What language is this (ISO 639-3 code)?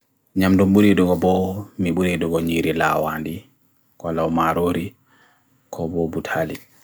fui